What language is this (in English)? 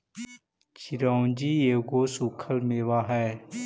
Magahi